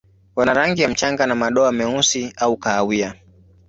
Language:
Swahili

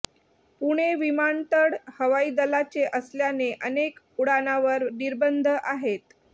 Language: Marathi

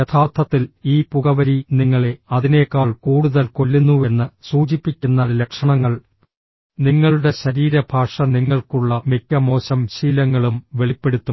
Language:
Malayalam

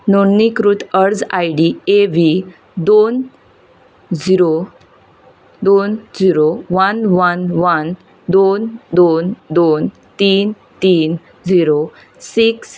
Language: Konkani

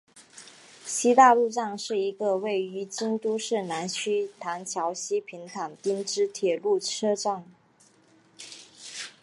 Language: Chinese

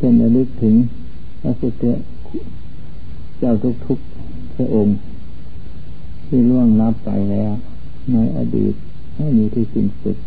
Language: Thai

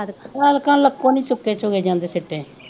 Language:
Punjabi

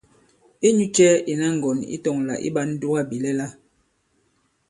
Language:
Bankon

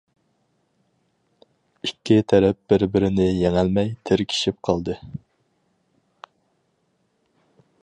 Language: Uyghur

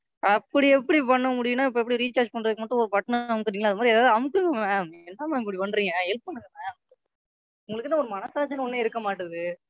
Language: Tamil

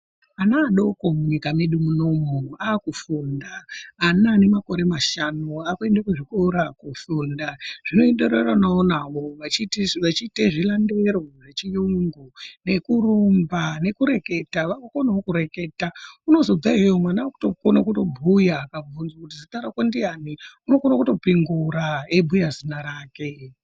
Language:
Ndau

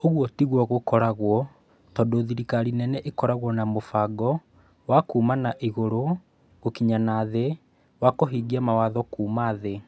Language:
Kikuyu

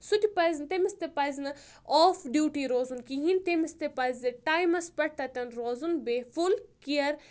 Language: Kashmiri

